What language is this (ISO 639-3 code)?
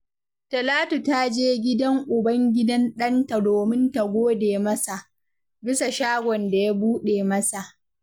hau